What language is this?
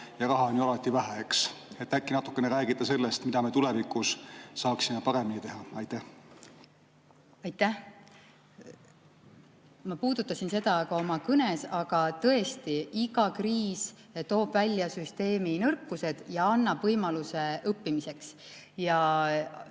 Estonian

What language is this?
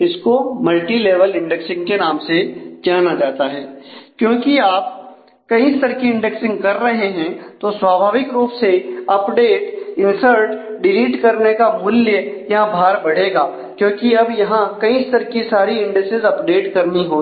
Hindi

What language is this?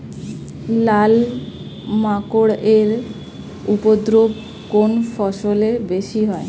Bangla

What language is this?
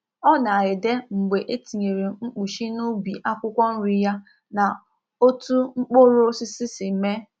Igbo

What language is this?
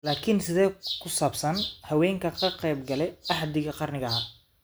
Somali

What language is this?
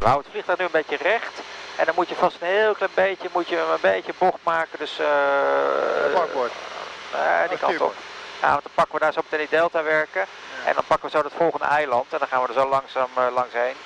Dutch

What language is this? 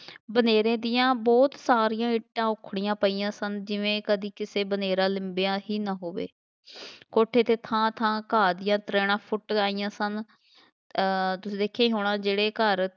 Punjabi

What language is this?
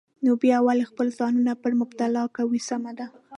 Pashto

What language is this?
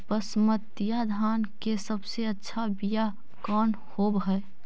Magahi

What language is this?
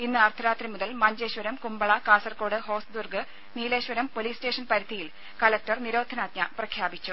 Malayalam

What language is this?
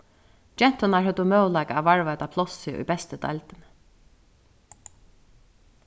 Faroese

